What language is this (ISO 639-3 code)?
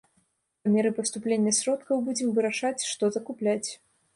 bel